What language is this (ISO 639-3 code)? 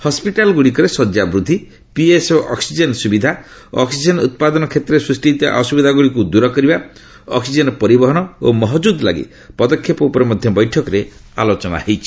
ori